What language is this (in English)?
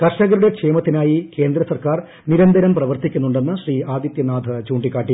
Malayalam